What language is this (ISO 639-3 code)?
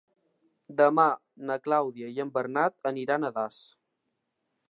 cat